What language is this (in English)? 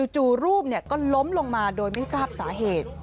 Thai